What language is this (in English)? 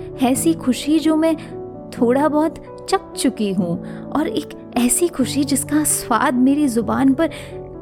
Hindi